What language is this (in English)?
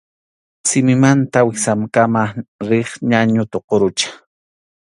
Arequipa-La Unión Quechua